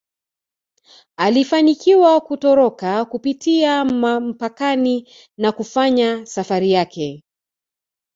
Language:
Swahili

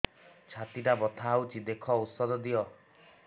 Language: Odia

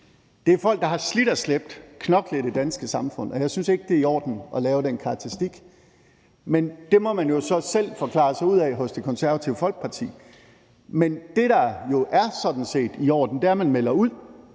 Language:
Danish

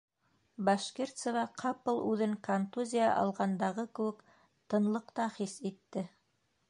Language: Bashkir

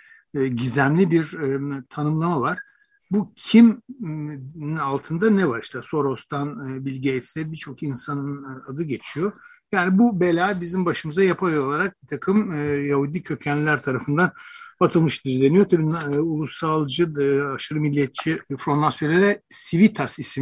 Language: Turkish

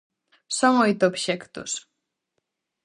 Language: Galician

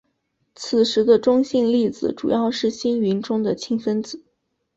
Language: Chinese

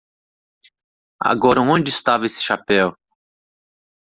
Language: Portuguese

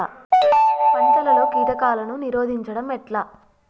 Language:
Telugu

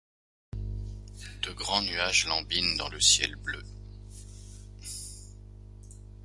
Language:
French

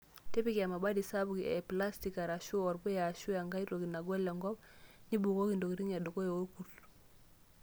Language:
Masai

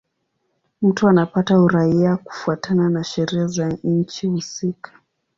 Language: Swahili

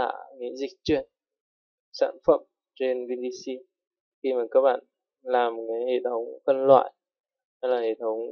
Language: Vietnamese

